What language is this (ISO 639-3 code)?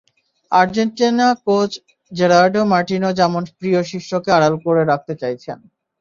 ben